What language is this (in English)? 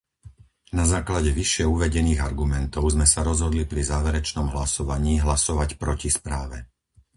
Slovak